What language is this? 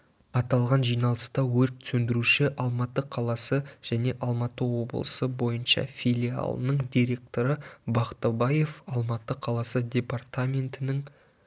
Kazakh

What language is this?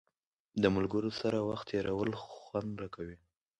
Pashto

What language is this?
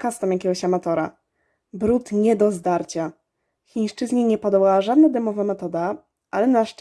Polish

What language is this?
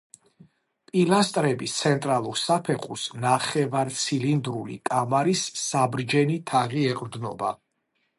Georgian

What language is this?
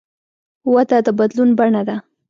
Pashto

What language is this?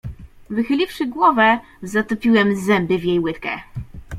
Polish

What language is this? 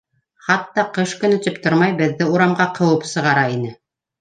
Bashkir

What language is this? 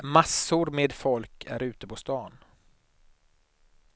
Swedish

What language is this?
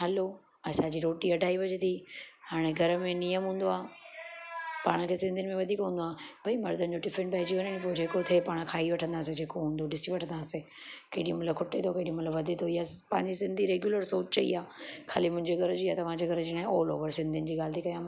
Sindhi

